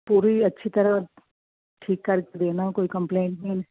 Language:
Punjabi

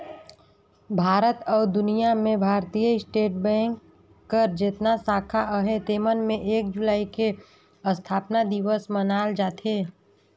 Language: Chhattisgarhi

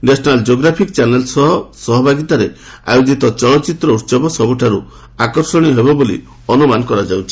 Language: Odia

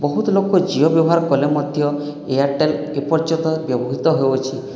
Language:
Odia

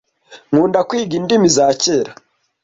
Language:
Kinyarwanda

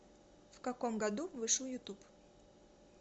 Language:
Russian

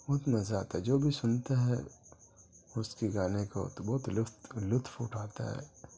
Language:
Urdu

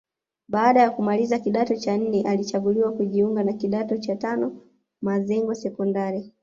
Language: Swahili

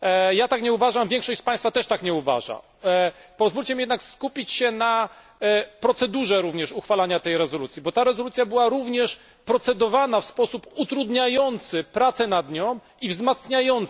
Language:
Polish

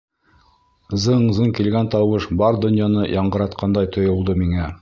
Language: Bashkir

